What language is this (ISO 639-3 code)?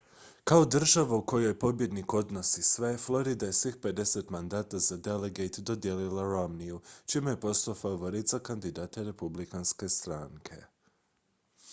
hrv